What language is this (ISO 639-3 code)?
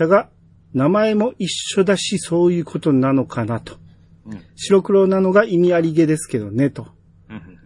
jpn